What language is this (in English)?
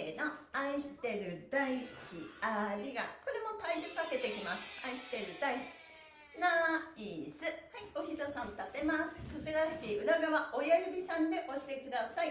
Japanese